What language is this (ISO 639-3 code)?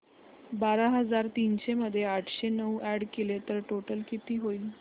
mar